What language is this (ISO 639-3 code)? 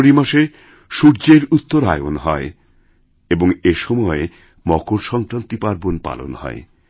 ben